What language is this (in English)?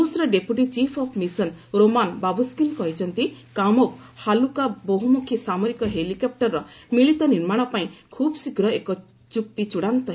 Odia